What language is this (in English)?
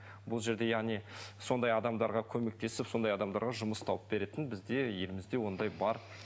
Kazakh